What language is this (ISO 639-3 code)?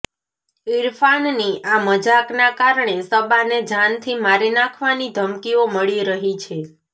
guj